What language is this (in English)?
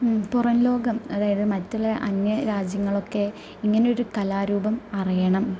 Malayalam